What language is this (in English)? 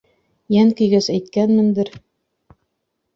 Bashkir